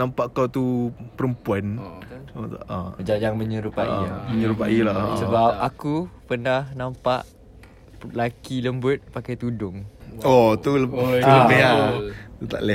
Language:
Malay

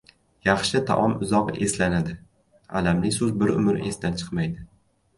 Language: Uzbek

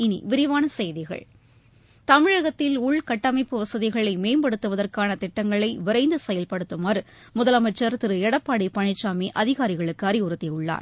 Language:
Tamil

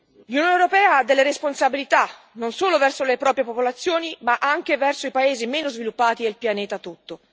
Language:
Italian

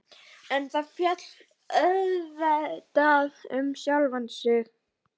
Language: Icelandic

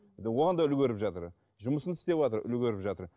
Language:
Kazakh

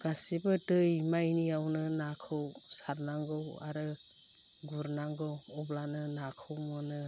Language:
Bodo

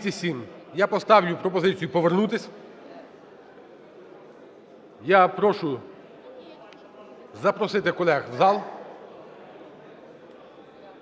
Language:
Ukrainian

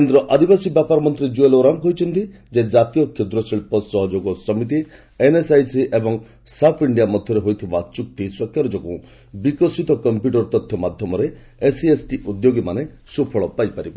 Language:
Odia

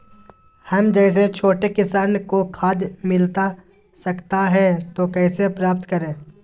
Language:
Magahi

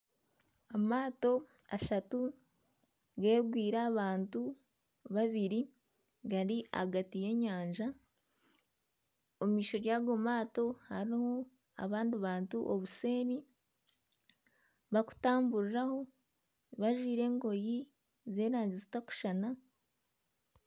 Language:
Nyankole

